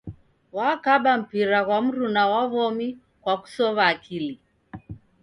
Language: Taita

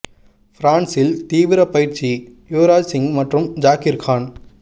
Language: Tamil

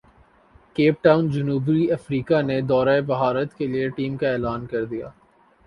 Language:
Urdu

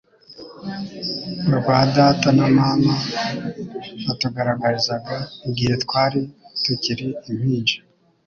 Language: Kinyarwanda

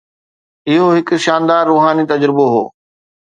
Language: Sindhi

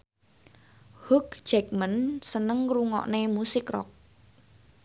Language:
Javanese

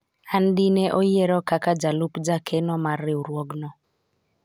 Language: Luo (Kenya and Tanzania)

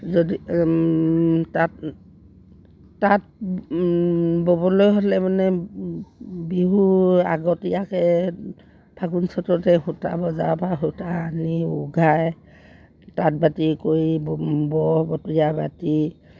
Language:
Assamese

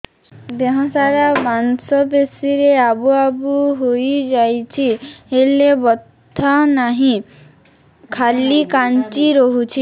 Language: Odia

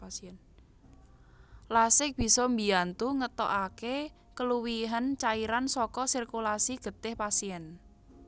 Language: Javanese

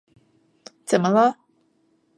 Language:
Chinese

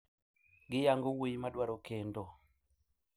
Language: Luo (Kenya and Tanzania)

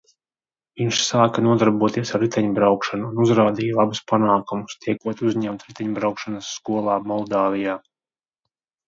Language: Latvian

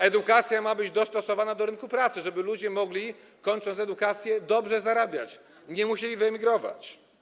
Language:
Polish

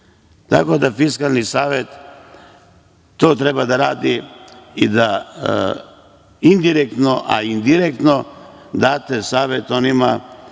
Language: Serbian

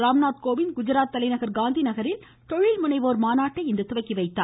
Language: Tamil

